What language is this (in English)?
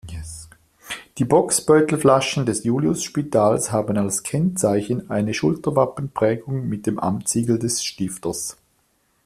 German